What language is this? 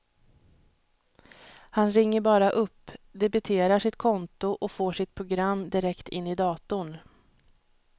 Swedish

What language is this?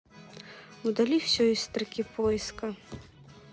Russian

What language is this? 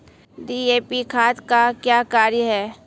Maithili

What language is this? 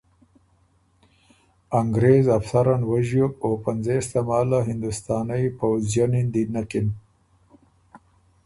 Ormuri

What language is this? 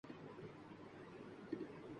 Urdu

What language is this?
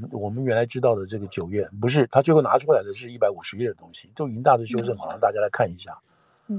Chinese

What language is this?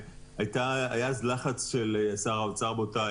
Hebrew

